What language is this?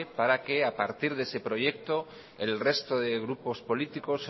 Spanish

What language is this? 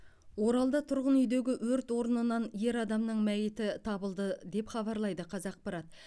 Kazakh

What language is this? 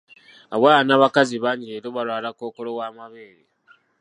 Ganda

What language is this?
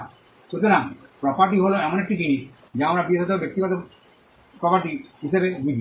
Bangla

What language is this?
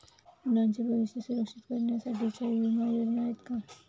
Marathi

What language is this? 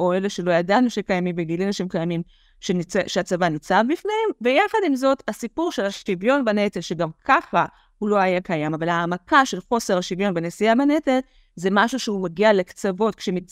Hebrew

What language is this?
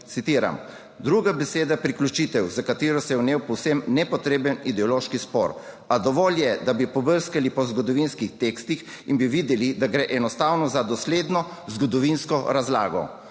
Slovenian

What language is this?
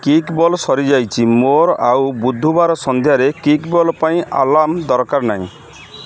Odia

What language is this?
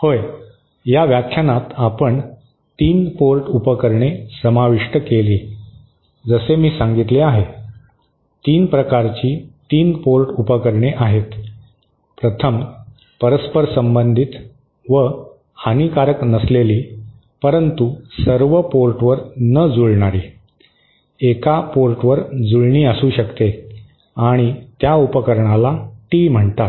Marathi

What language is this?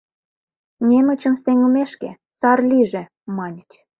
Mari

